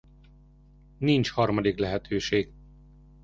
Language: Hungarian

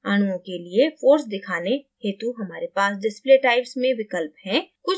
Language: Hindi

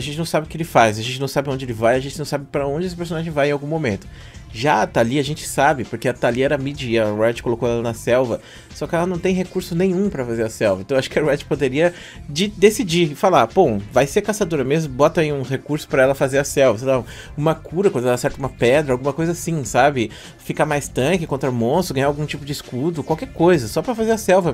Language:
Portuguese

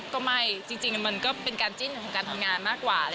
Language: Thai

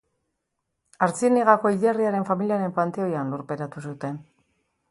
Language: Basque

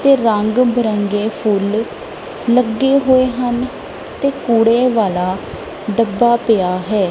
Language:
Punjabi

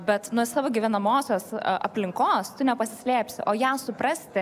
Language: Lithuanian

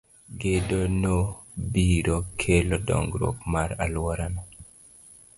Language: Luo (Kenya and Tanzania)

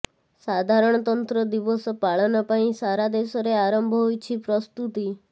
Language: Odia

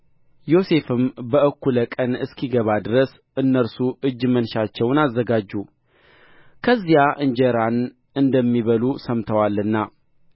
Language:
Amharic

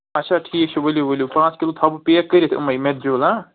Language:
Kashmiri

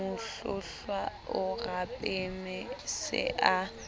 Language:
Southern Sotho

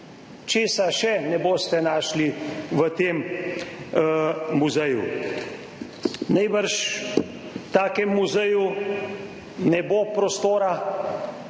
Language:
Slovenian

